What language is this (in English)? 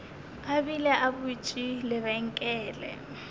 Northern Sotho